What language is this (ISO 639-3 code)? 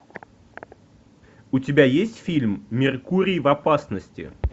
rus